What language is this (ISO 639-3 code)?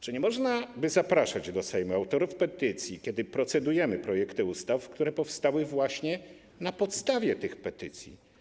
pol